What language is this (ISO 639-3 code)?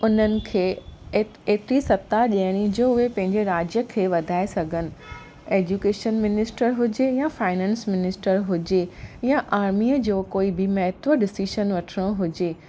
snd